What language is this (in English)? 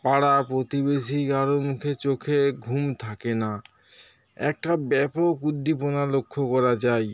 Bangla